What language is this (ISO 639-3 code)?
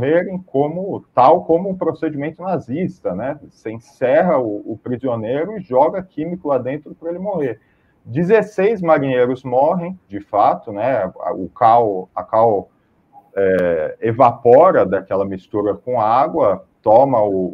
por